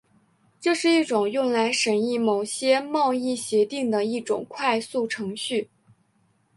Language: Chinese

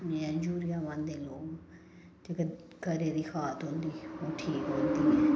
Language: Dogri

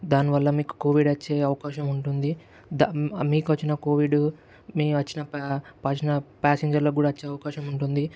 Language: Telugu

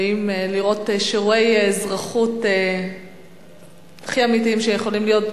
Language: Hebrew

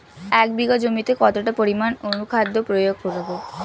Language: Bangla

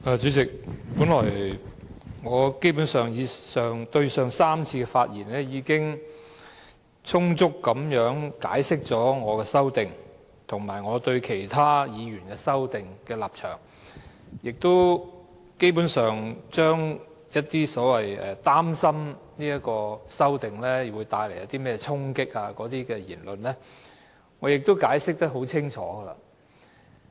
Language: Cantonese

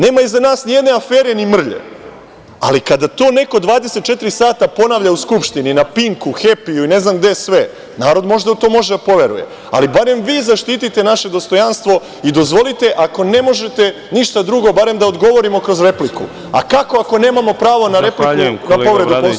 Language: Serbian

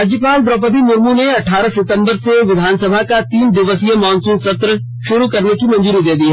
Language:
Hindi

